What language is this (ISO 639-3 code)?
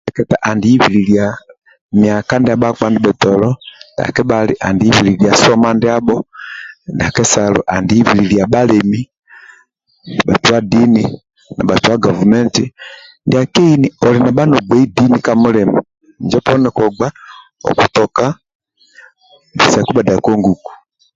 rwm